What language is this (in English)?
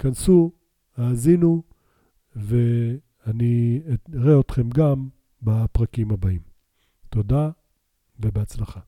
Hebrew